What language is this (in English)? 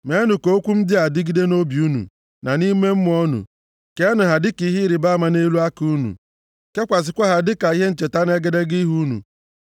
Igbo